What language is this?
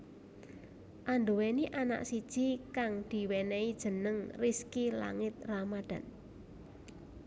Javanese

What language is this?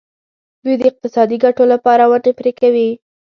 Pashto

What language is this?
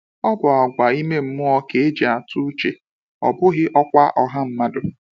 Igbo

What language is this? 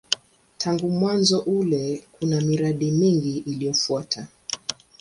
Swahili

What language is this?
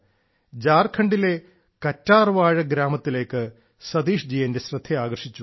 Malayalam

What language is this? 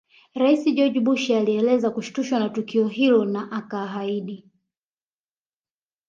Swahili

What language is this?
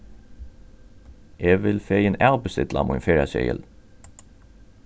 Faroese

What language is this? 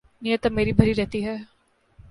Urdu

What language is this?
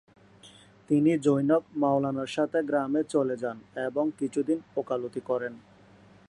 Bangla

